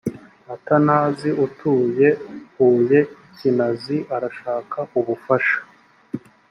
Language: Kinyarwanda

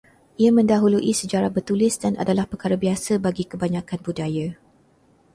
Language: Malay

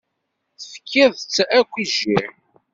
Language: Kabyle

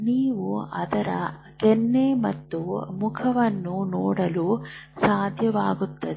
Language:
Kannada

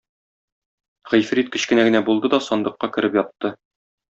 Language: Tatar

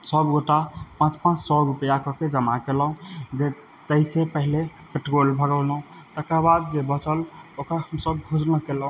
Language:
Maithili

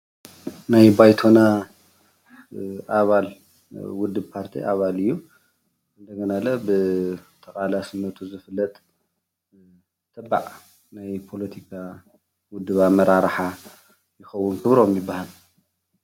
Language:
Tigrinya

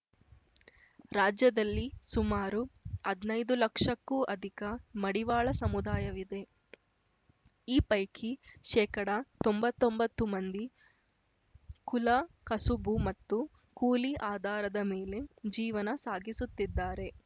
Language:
Kannada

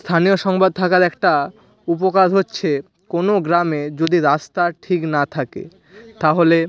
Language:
Bangla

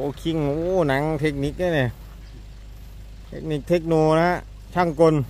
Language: Thai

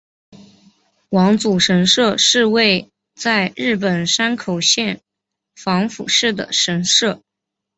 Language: Chinese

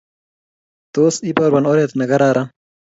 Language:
Kalenjin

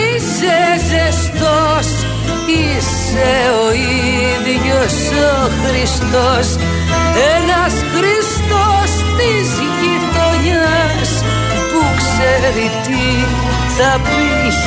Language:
Greek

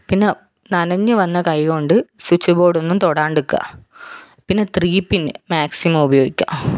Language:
Malayalam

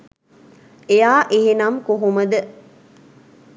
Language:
Sinhala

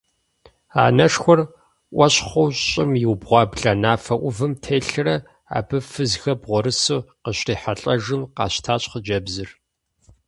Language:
Kabardian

